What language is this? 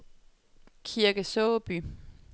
Danish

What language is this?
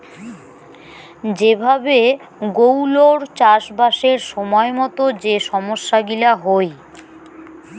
Bangla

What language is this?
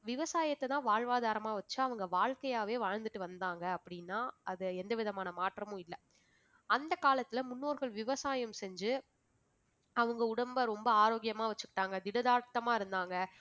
Tamil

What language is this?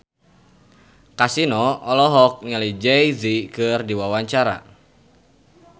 Sundanese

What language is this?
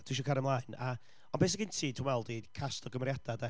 Welsh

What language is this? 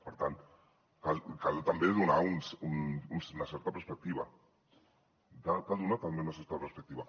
Catalan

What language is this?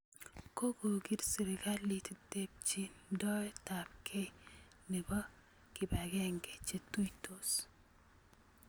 Kalenjin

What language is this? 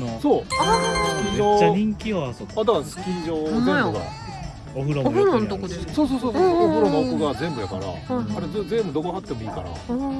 Japanese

